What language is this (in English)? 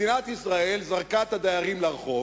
Hebrew